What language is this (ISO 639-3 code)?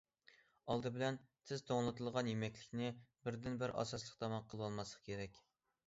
uig